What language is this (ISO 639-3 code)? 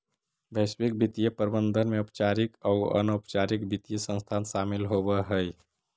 mag